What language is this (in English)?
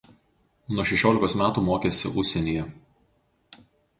Lithuanian